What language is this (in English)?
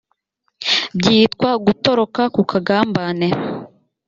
Kinyarwanda